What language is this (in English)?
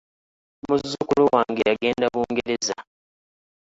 Ganda